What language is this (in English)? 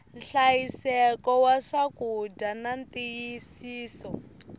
Tsonga